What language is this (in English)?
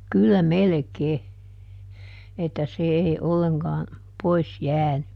Finnish